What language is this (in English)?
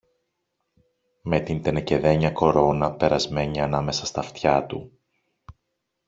Greek